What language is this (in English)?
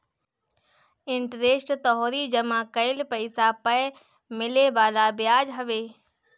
Bhojpuri